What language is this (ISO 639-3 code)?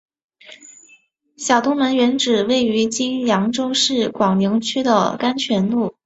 zho